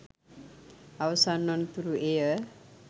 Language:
Sinhala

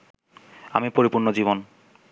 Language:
Bangla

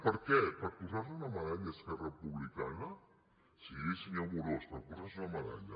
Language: Catalan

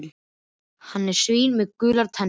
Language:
Icelandic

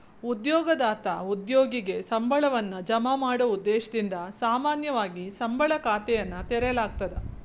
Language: Kannada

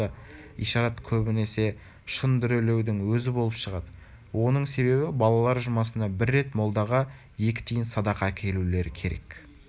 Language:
Kazakh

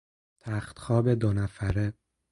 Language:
Persian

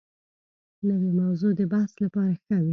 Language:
Pashto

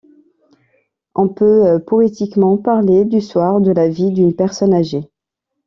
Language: French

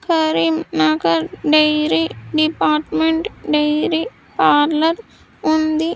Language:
Telugu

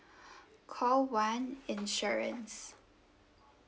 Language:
English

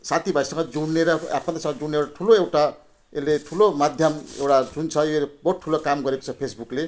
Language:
Nepali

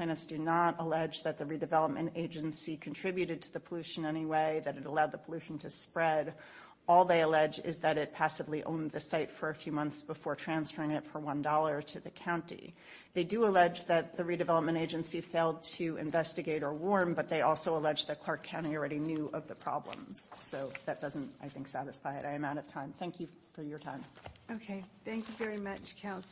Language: English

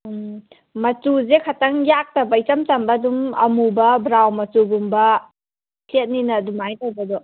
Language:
Manipuri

